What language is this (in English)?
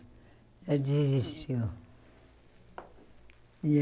Portuguese